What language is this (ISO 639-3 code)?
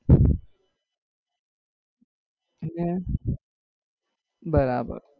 guj